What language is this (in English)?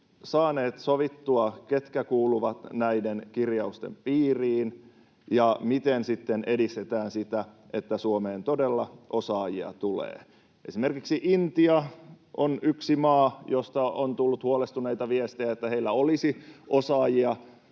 Finnish